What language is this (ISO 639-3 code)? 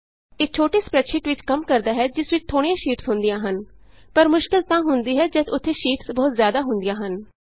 pan